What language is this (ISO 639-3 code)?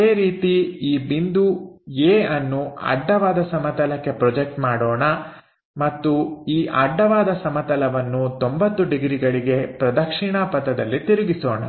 kan